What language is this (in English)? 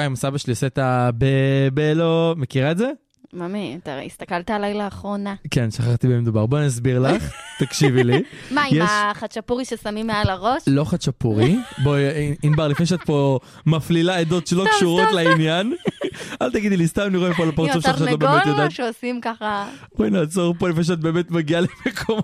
Hebrew